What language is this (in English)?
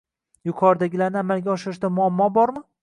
Uzbek